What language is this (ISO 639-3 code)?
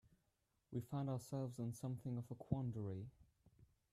eng